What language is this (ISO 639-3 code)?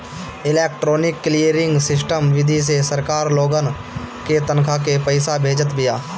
bho